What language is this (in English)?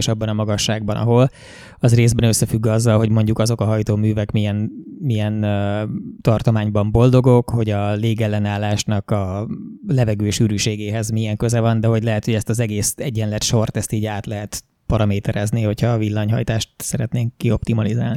Hungarian